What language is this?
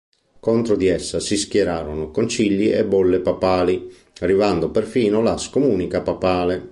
Italian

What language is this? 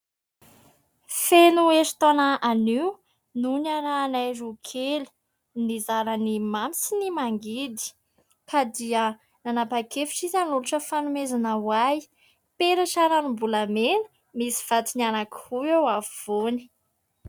Malagasy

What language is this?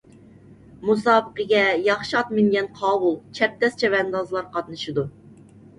Uyghur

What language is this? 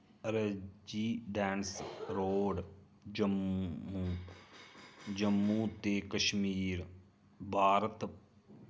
Dogri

